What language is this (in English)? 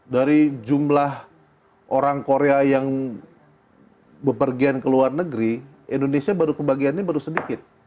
Indonesian